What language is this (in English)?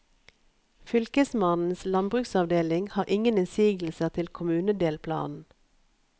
Norwegian